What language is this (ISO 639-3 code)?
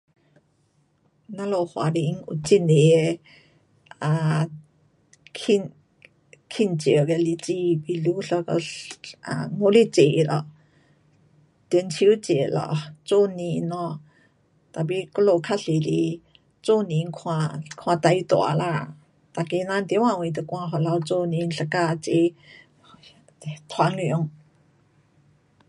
cpx